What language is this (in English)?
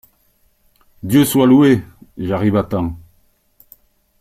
French